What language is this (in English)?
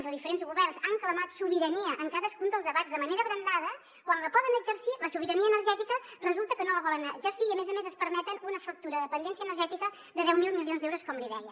Catalan